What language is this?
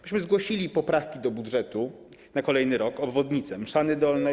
Polish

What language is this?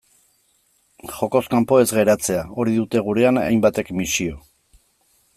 Basque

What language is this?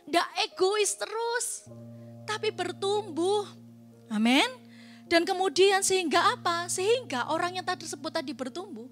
Indonesian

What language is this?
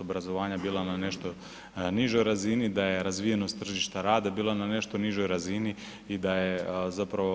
Croatian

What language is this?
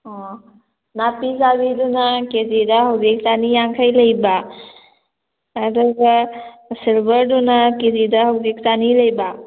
Manipuri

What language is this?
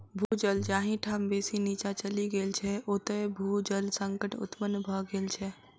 Maithili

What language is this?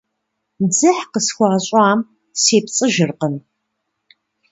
Kabardian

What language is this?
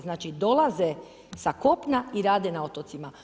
Croatian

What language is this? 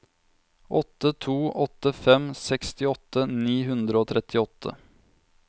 Norwegian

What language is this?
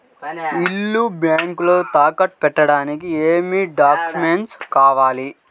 Telugu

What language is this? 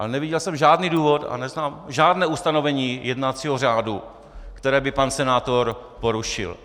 Czech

